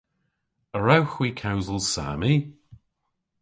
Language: Cornish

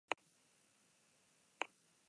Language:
Basque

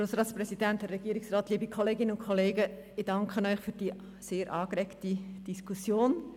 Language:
Swiss German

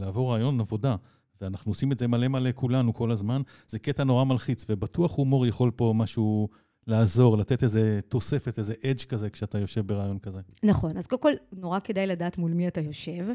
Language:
Hebrew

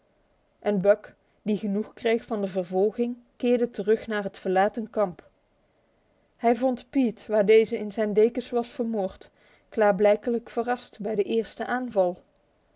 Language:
Dutch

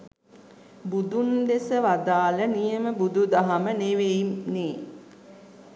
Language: Sinhala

